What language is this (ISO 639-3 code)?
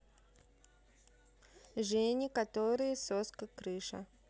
rus